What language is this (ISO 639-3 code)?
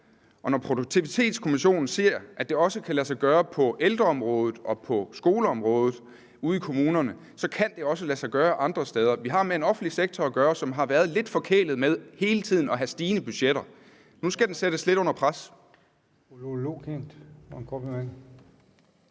dan